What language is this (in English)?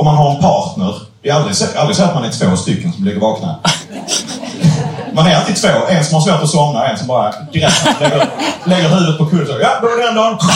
Swedish